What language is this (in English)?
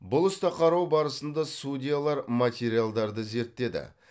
Kazakh